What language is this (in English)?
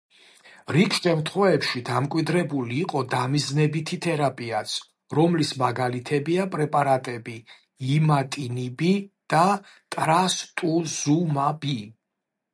Georgian